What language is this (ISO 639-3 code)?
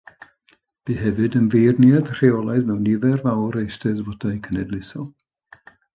cym